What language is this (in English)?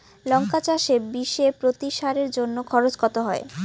Bangla